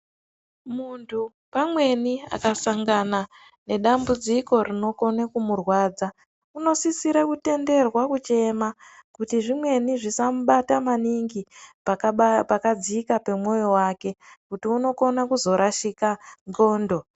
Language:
Ndau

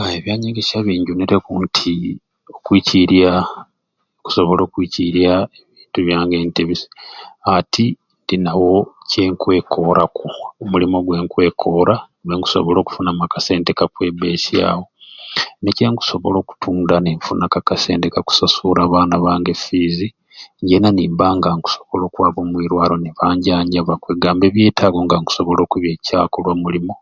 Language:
Ruuli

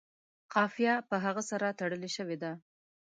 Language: Pashto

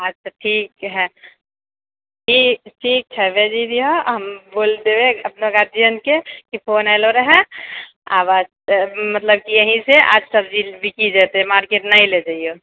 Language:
Maithili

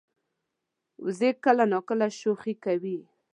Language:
Pashto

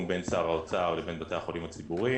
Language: Hebrew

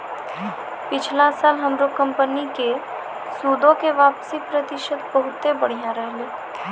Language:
Maithili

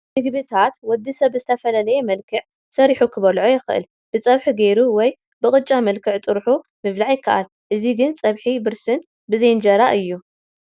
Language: Tigrinya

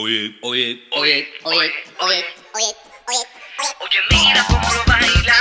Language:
Spanish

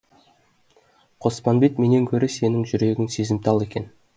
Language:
Kazakh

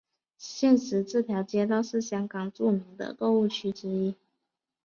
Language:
Chinese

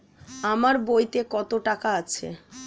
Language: Bangla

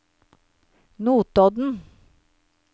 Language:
Norwegian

